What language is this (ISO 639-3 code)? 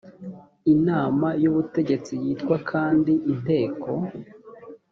kin